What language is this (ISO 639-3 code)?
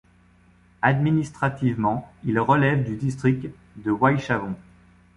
fra